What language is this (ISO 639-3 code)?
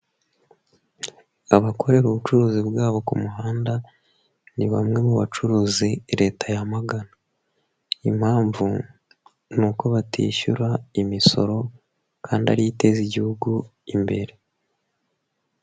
kin